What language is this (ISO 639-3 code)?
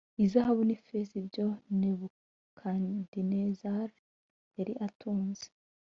kin